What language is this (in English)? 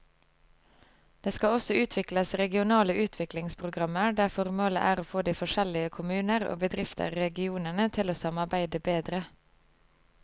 Norwegian